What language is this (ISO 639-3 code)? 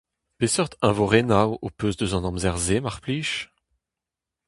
bre